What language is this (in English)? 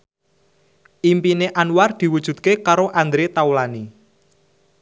Javanese